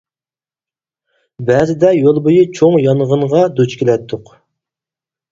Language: Uyghur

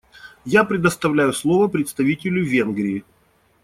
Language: Russian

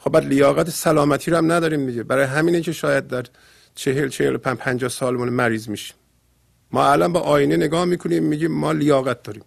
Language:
Persian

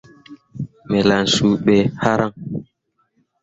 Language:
Mundang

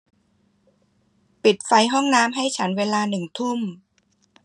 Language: Thai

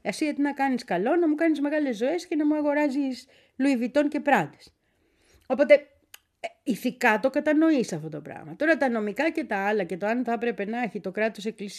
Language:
Greek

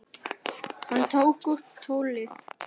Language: Icelandic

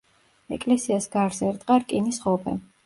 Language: Georgian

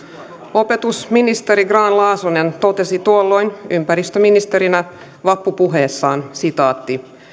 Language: Finnish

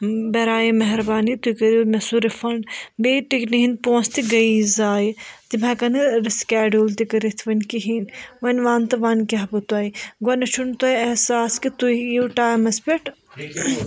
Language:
Kashmiri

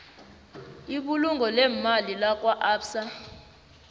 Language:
South Ndebele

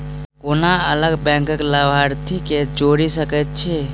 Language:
Maithili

